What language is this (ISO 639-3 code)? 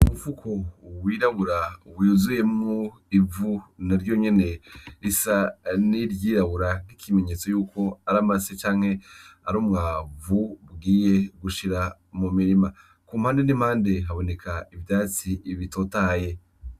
run